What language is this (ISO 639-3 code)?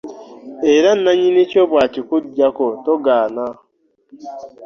lug